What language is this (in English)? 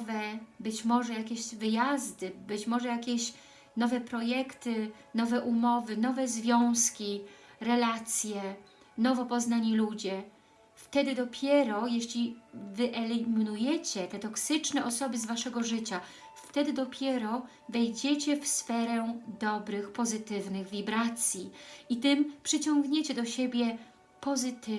Polish